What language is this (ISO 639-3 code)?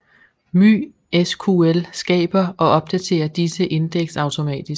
dan